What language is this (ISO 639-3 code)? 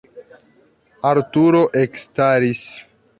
epo